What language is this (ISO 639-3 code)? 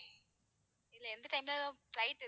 tam